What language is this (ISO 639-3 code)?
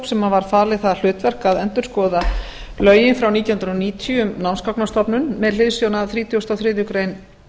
isl